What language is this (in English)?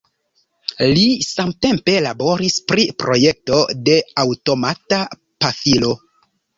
Esperanto